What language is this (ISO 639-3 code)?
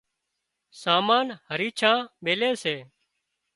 kxp